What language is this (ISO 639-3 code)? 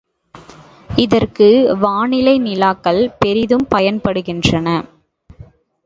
tam